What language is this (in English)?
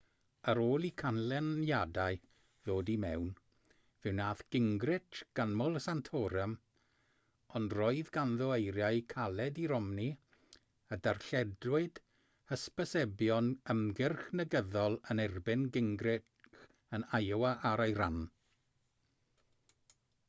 Welsh